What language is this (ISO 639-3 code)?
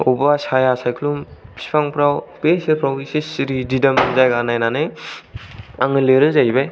brx